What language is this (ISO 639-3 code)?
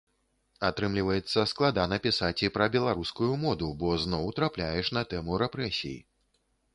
bel